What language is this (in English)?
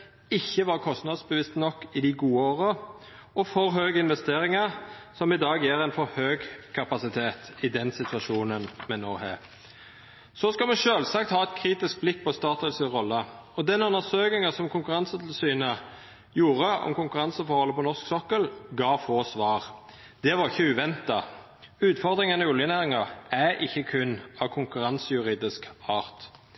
Norwegian Nynorsk